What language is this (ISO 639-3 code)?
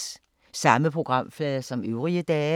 dan